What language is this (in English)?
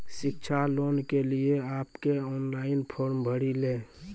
Maithili